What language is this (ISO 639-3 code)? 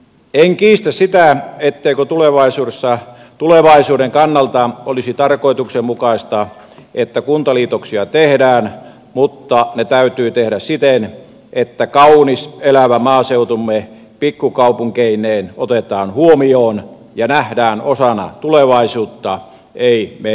fin